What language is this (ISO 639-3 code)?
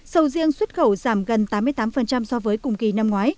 vie